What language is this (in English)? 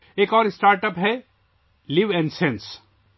Urdu